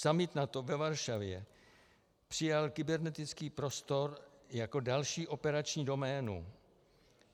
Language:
Czech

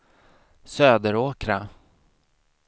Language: Swedish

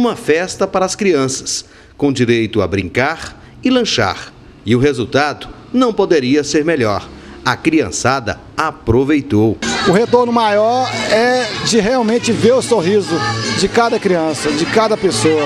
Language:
Portuguese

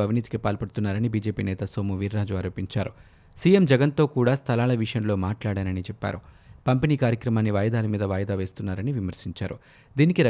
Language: Telugu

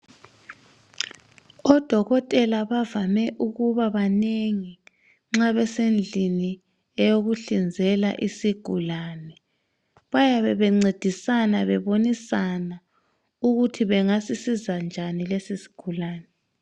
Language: North Ndebele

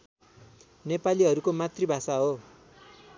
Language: Nepali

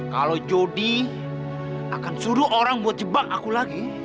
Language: Indonesian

